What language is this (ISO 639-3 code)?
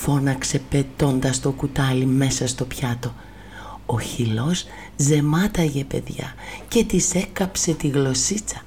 ell